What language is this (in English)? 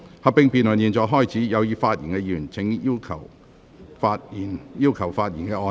Cantonese